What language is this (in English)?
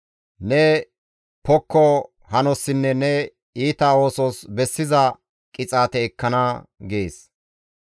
Gamo